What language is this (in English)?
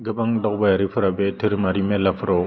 Bodo